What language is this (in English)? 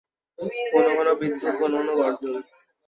Bangla